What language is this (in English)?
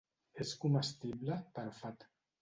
Catalan